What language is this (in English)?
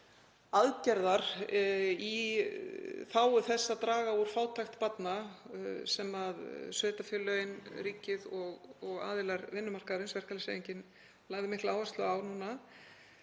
Icelandic